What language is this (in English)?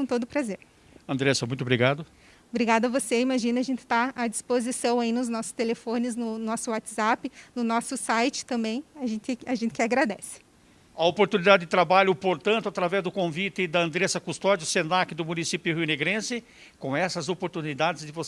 Portuguese